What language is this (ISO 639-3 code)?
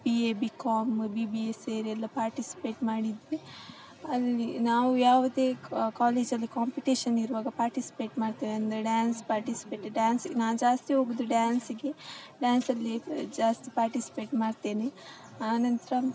kan